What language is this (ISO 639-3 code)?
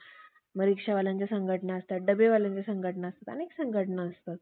mar